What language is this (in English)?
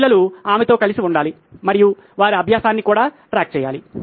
Telugu